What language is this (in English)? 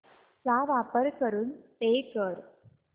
Marathi